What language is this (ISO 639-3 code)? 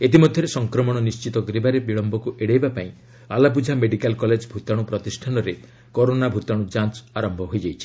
ori